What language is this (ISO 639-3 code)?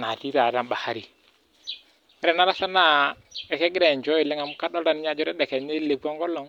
mas